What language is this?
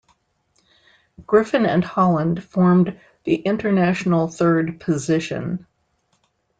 English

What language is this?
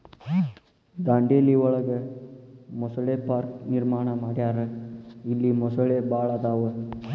Kannada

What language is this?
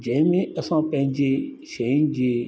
Sindhi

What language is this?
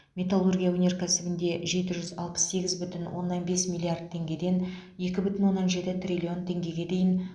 Kazakh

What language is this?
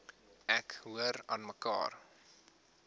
Afrikaans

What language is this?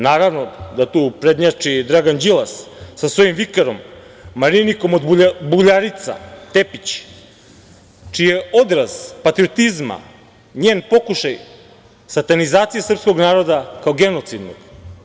Serbian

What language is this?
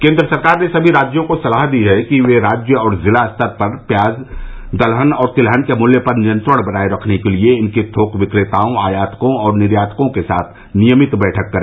Hindi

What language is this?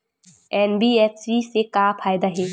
Chhattisgarhi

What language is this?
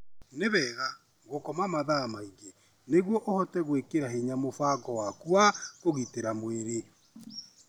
Kikuyu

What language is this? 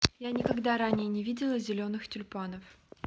Russian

